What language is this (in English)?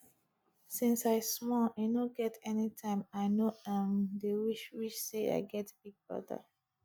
Nigerian Pidgin